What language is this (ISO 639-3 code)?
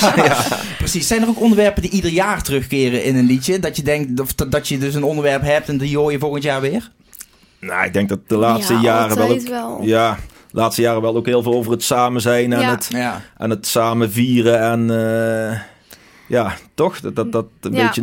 nld